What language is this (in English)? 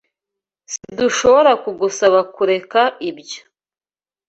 Kinyarwanda